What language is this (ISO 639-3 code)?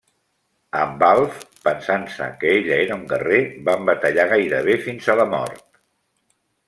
cat